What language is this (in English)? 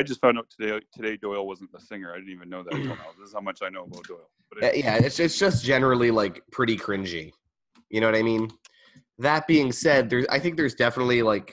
English